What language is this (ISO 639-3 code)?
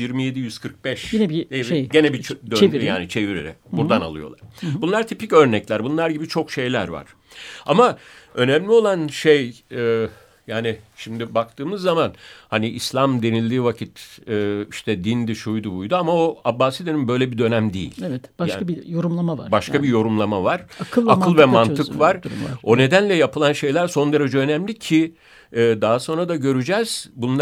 tur